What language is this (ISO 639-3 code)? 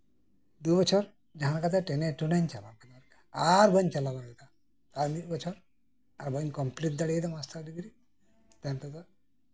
sat